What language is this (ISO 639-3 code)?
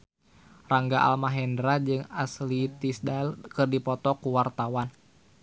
sun